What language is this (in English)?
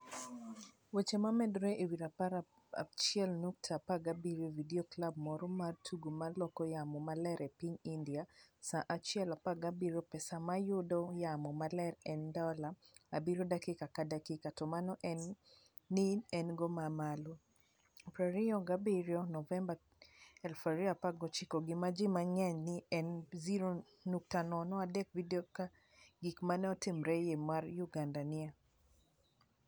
Luo (Kenya and Tanzania)